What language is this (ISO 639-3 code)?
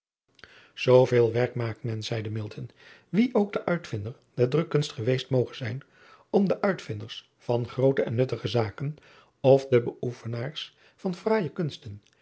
nld